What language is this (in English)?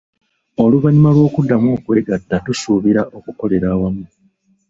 Ganda